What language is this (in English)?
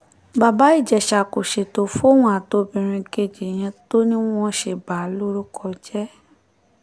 Yoruba